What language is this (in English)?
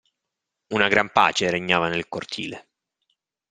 Italian